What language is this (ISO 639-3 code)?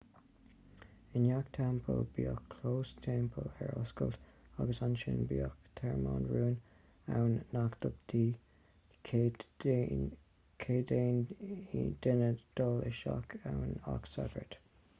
gle